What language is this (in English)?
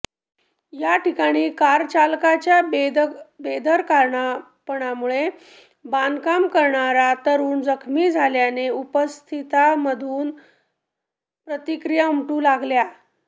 Marathi